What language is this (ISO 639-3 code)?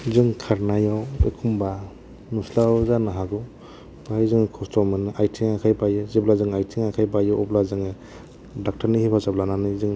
brx